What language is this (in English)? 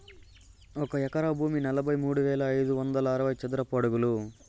Telugu